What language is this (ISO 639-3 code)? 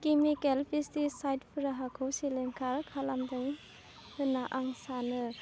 brx